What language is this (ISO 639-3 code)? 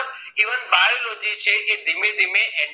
guj